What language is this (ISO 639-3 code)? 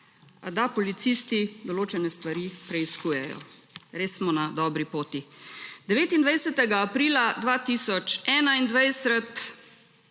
slv